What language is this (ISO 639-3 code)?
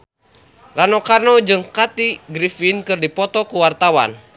sun